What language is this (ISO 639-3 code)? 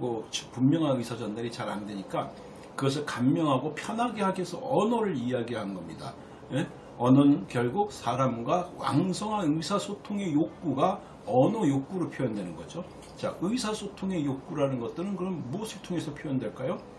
kor